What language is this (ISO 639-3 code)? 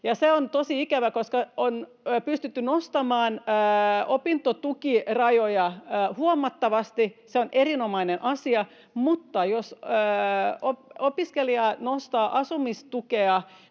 fin